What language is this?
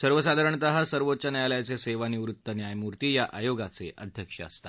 Marathi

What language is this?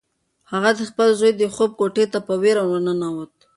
Pashto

